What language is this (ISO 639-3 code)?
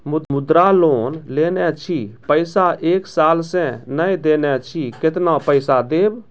mai